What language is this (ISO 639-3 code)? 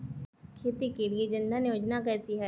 hin